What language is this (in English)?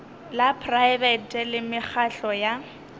Northern Sotho